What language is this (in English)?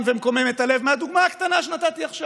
Hebrew